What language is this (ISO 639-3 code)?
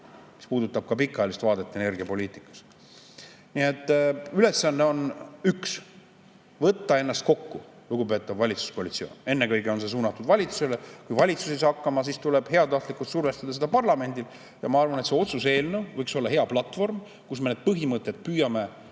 est